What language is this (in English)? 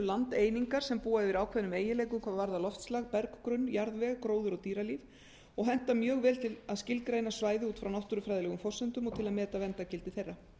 Icelandic